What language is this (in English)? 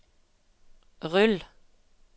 Norwegian